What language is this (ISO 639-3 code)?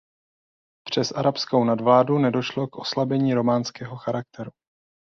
ces